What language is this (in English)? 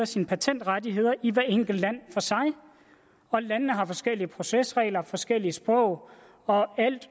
Danish